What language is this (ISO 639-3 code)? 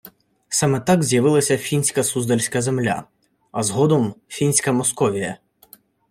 ukr